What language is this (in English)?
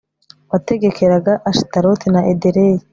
Kinyarwanda